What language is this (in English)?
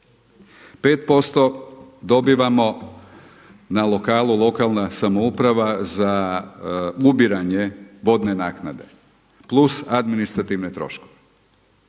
Croatian